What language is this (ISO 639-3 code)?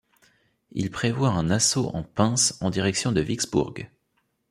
fra